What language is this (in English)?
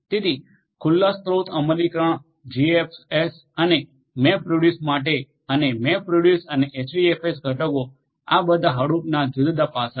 Gujarati